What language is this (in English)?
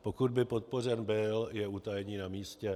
Czech